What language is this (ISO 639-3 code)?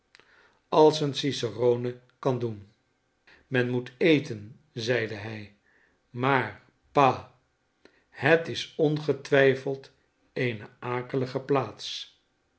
nld